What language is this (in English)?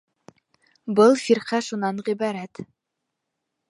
Bashkir